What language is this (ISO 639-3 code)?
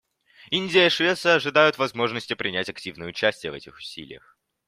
rus